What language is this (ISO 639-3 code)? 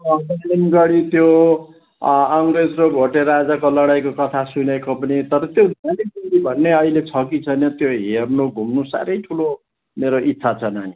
nep